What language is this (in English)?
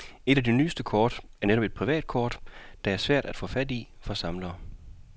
Danish